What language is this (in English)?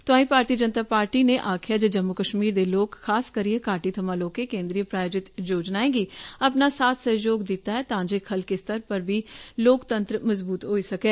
Dogri